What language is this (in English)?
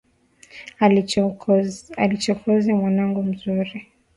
Swahili